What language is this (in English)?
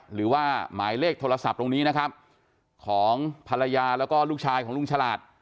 Thai